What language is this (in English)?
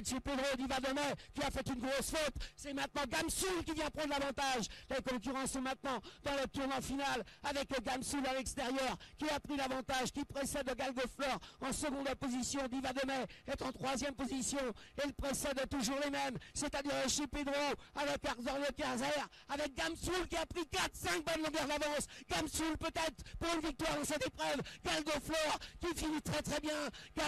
French